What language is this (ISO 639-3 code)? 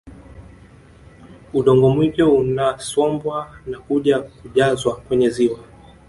swa